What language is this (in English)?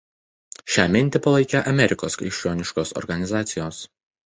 Lithuanian